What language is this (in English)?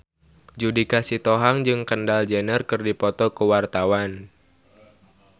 Sundanese